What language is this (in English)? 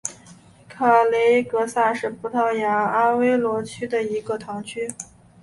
Chinese